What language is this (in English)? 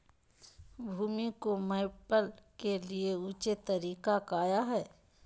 Magahi